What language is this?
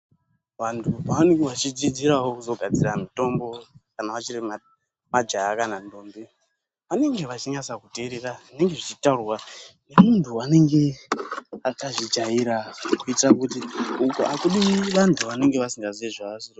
Ndau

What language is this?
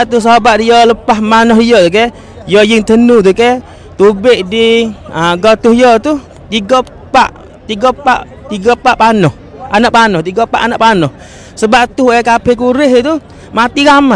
Malay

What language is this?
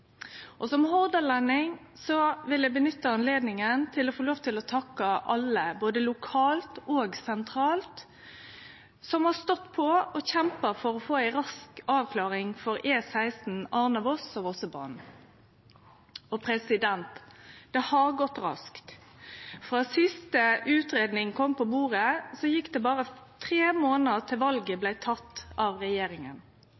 Norwegian Nynorsk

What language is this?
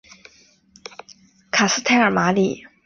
Chinese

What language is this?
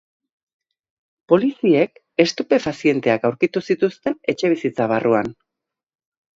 Basque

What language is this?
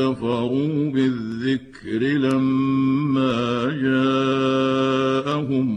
Arabic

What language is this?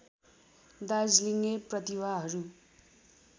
Nepali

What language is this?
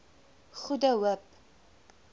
Afrikaans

